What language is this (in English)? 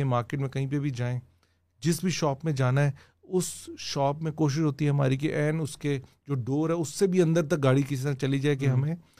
Urdu